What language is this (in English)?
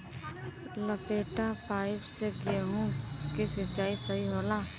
Bhojpuri